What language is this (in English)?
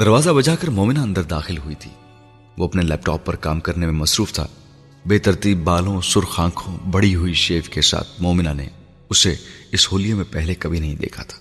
Urdu